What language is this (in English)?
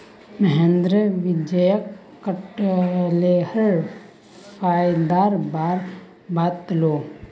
Magahi